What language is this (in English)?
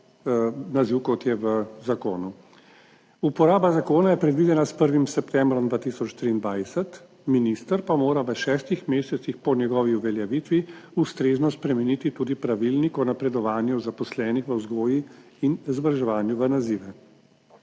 Slovenian